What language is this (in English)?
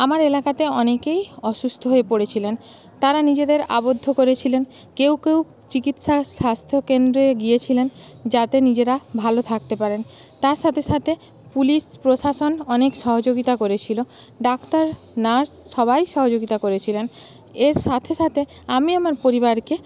Bangla